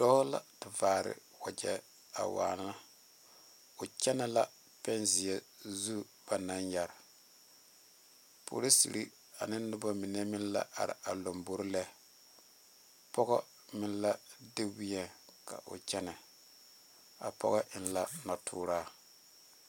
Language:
Southern Dagaare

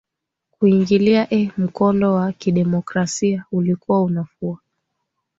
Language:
Swahili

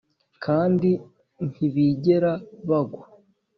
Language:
Kinyarwanda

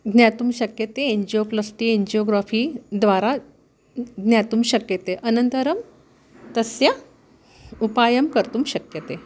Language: Sanskrit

